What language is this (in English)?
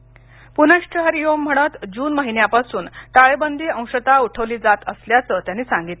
Marathi